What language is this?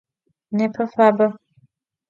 Adyghe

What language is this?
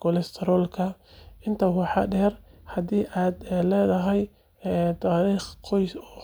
Somali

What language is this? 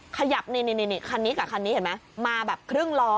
Thai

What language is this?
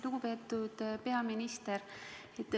Estonian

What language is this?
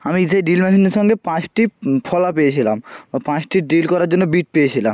Bangla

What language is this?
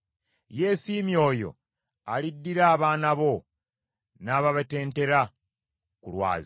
Ganda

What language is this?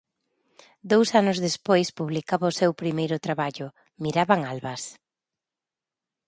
Galician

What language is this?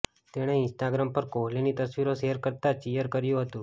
Gujarati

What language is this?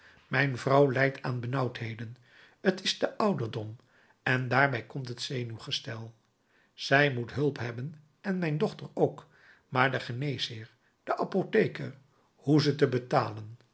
Dutch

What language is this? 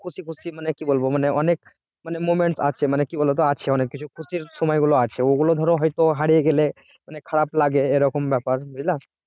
Bangla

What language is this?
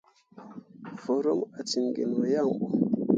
Mundang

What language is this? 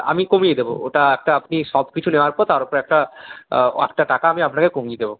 Bangla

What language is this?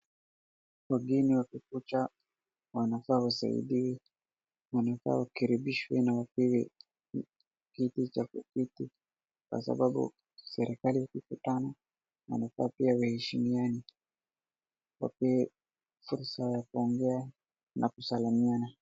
Swahili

